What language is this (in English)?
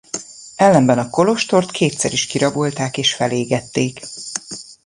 Hungarian